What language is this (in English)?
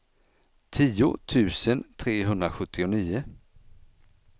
Swedish